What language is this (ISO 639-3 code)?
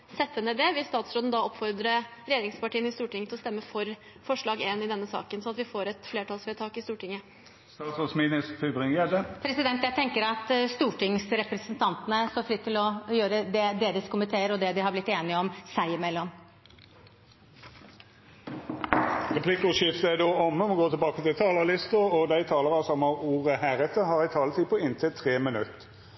nor